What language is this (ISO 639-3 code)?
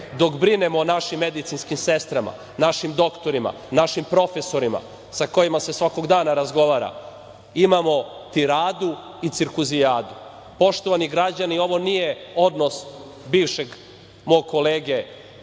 srp